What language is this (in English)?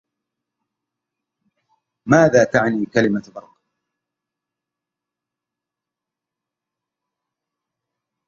Arabic